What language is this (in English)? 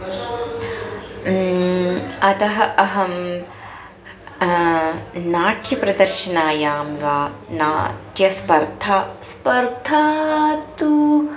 Sanskrit